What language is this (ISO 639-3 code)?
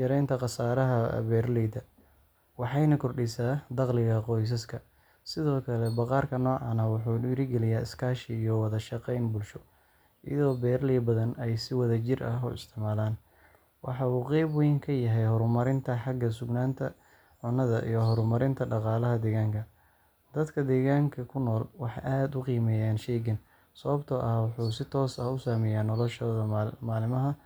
som